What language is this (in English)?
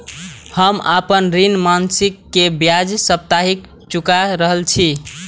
Maithili